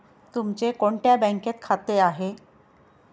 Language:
Marathi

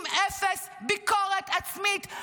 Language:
Hebrew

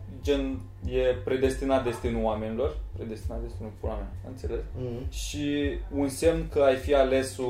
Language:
Romanian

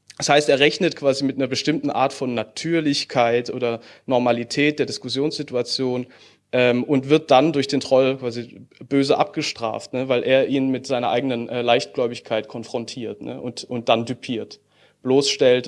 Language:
German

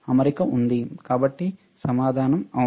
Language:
Telugu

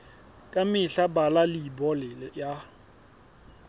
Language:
Southern Sotho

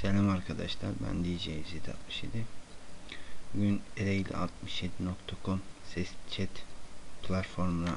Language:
Turkish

